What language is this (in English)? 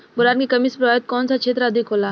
Bhojpuri